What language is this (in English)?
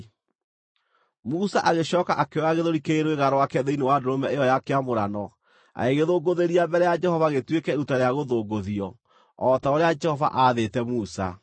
Kikuyu